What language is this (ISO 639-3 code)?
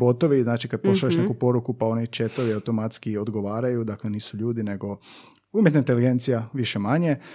hrv